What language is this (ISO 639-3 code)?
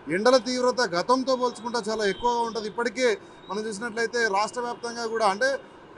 tel